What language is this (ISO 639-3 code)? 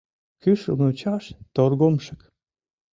chm